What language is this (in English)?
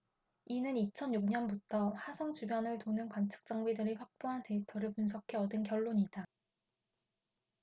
Korean